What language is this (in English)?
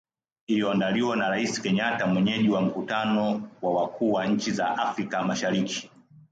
Swahili